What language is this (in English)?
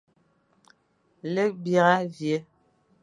Fang